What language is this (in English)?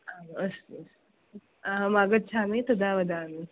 Sanskrit